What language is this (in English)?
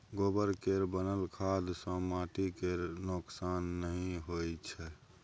Maithili